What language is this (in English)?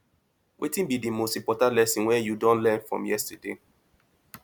Nigerian Pidgin